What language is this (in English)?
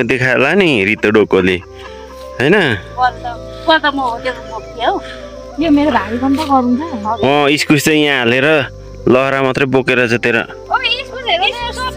Indonesian